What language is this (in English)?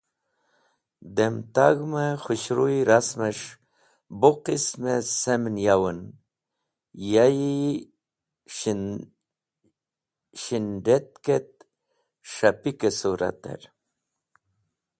Wakhi